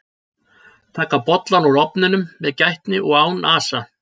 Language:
Icelandic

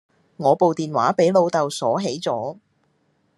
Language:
Cantonese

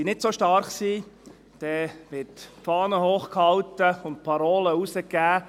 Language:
Swiss German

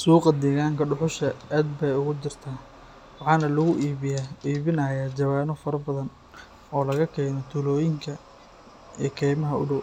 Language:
Somali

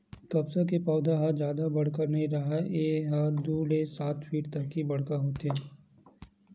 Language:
Chhattisgarhi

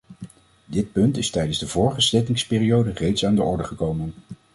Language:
Dutch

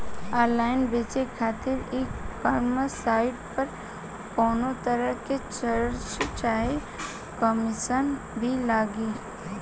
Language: Bhojpuri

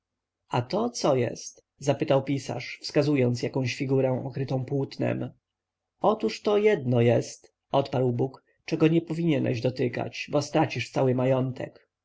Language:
Polish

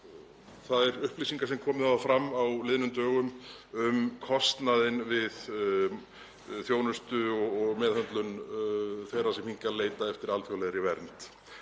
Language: Icelandic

